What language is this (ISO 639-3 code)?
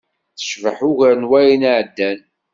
kab